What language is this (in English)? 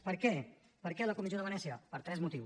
Catalan